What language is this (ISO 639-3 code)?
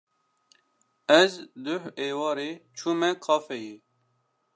kur